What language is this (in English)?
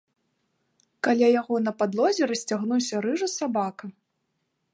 Belarusian